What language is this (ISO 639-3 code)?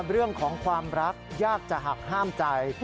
tha